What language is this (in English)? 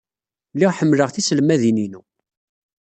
Kabyle